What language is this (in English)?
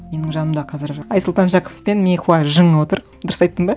Kazakh